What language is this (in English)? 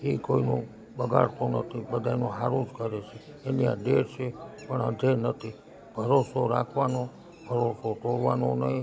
Gujarati